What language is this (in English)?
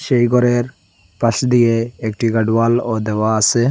Bangla